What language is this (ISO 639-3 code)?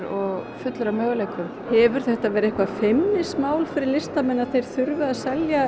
isl